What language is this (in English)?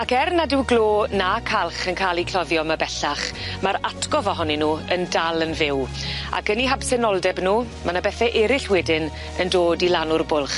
Welsh